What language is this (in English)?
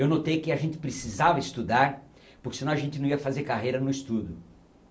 Portuguese